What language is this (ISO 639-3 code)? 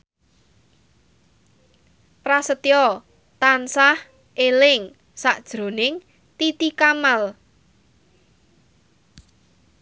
jav